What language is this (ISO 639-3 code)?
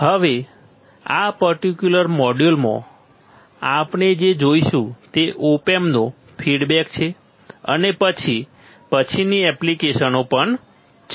guj